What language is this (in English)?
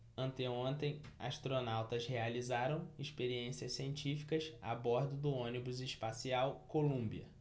Portuguese